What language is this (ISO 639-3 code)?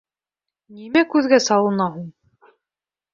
bak